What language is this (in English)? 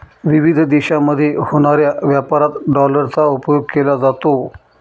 Marathi